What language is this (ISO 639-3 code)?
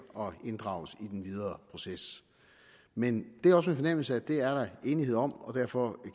dan